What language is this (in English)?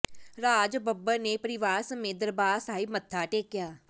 Punjabi